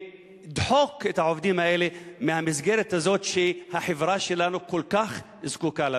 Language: Hebrew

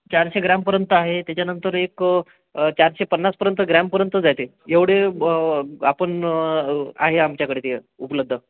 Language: Marathi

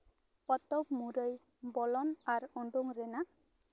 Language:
Santali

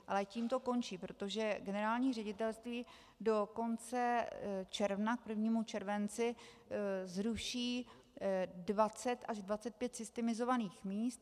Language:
Czech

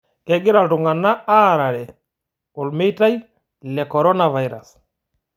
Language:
Masai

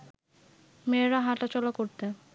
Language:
Bangla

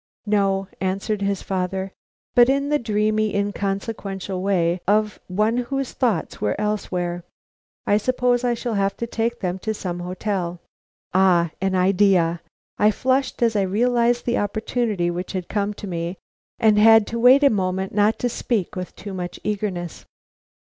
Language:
English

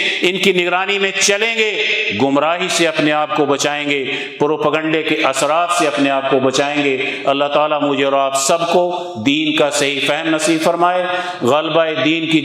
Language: Urdu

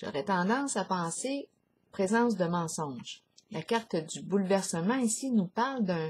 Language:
French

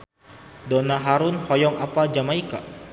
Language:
Sundanese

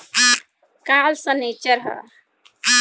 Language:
Bhojpuri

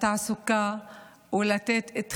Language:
Hebrew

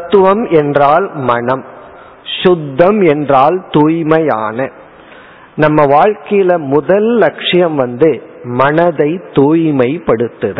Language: Tamil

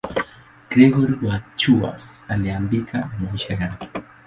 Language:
Swahili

